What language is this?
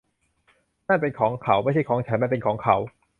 Thai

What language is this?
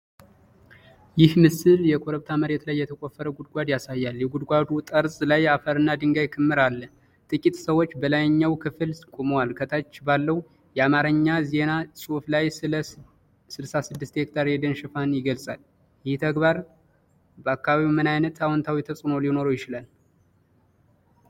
Amharic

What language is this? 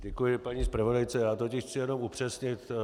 Czech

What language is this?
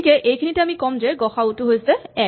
Assamese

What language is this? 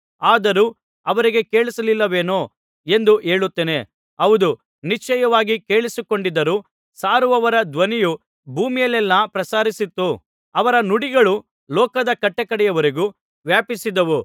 Kannada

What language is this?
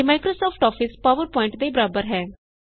Punjabi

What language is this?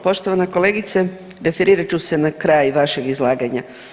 Croatian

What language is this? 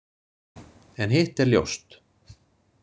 Icelandic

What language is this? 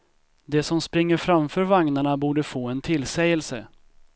Swedish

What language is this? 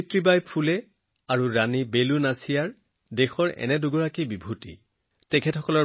Assamese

